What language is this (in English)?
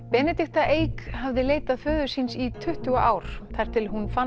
Icelandic